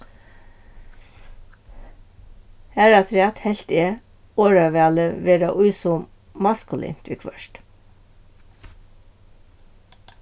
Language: Faroese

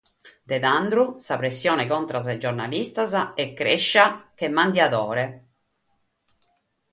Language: Sardinian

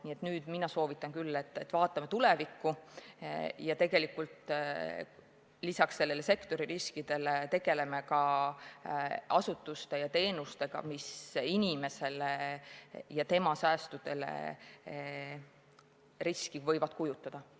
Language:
Estonian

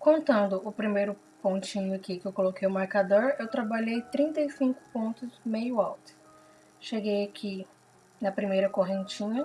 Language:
Portuguese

